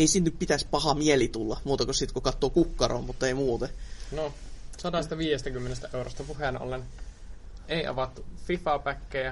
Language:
Finnish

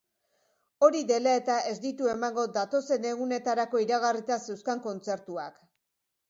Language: Basque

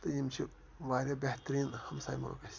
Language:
Kashmiri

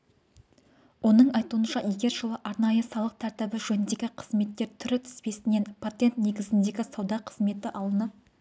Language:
Kazakh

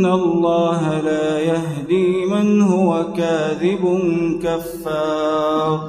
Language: Arabic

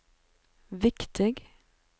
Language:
Norwegian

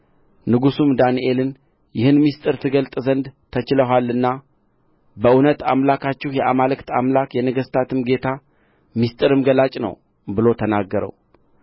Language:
Amharic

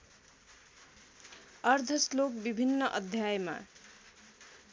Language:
Nepali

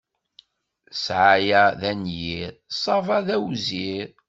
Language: Kabyle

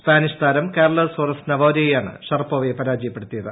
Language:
Malayalam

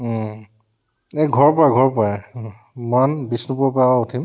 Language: Assamese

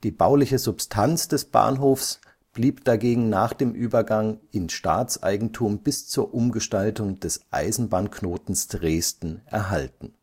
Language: German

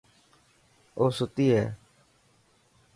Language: Dhatki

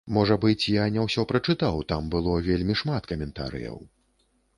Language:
Belarusian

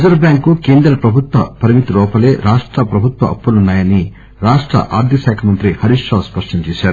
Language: Telugu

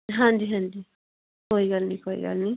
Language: Punjabi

